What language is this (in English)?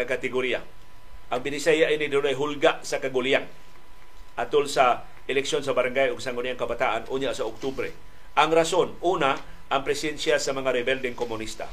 Filipino